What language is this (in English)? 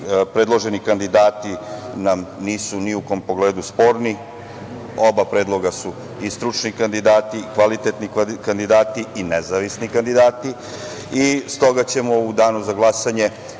Serbian